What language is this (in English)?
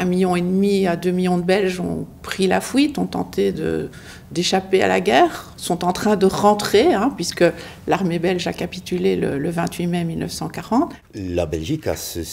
French